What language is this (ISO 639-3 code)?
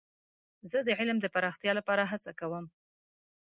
pus